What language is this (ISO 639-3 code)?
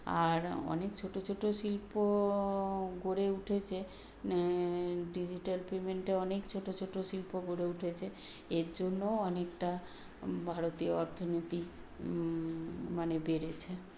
ben